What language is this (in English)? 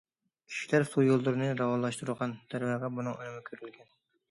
Uyghur